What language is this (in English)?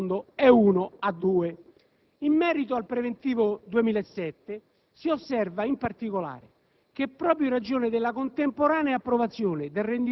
Italian